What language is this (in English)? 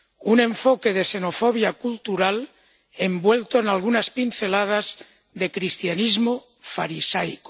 Spanish